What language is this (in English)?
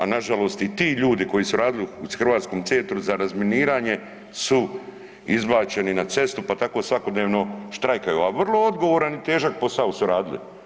Croatian